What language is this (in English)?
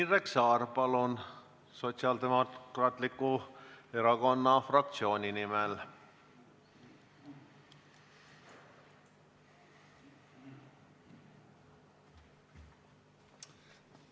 Estonian